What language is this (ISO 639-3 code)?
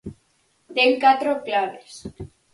glg